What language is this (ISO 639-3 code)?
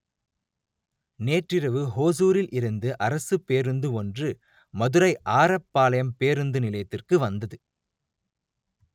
tam